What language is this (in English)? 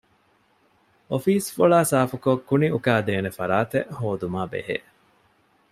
Divehi